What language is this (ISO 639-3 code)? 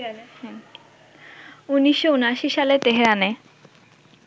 ben